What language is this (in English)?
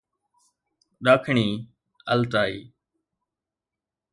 Sindhi